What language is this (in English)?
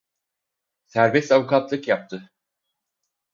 Turkish